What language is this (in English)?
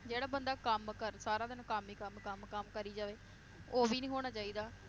Punjabi